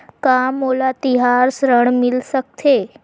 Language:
Chhattisgarhi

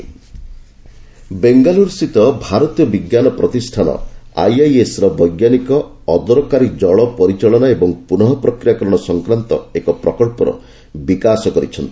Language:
Odia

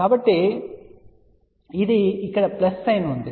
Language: Telugu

